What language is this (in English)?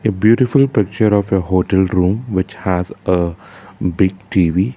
English